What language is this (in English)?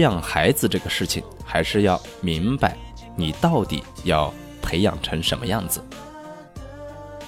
Chinese